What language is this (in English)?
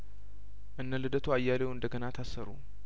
Amharic